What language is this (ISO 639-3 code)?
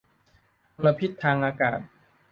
tha